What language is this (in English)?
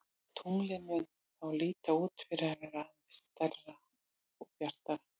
Icelandic